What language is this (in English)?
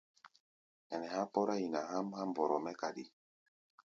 Gbaya